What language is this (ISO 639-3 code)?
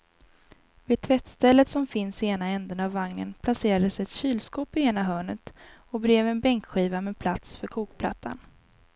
swe